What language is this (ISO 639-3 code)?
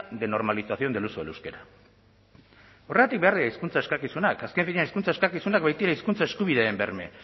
eus